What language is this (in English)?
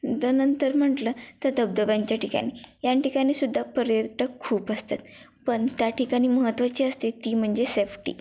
Marathi